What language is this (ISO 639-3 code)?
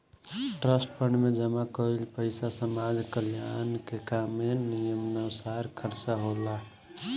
bho